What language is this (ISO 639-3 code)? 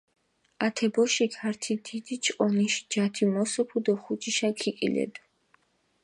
xmf